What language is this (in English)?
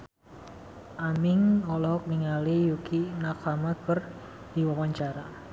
Sundanese